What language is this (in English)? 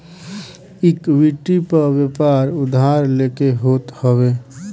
Bhojpuri